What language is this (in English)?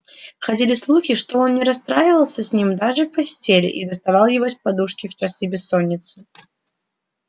Russian